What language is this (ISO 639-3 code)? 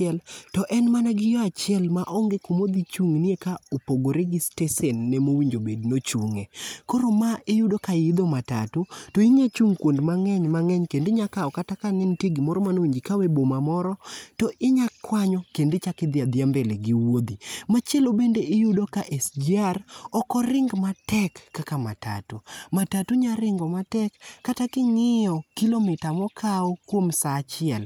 luo